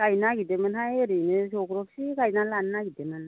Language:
Bodo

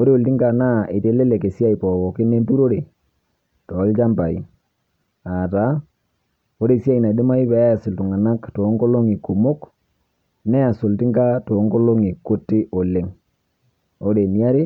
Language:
Masai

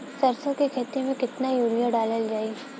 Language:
Bhojpuri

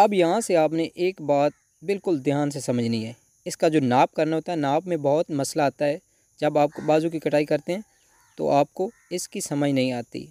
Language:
Hindi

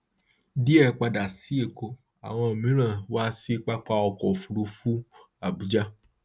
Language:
Yoruba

